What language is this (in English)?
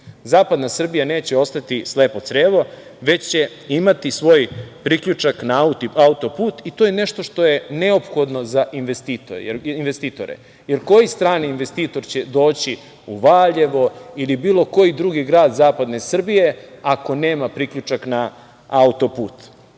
Serbian